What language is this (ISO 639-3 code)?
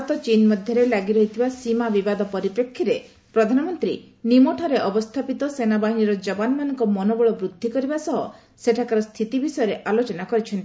ori